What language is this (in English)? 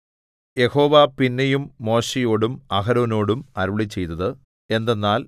Malayalam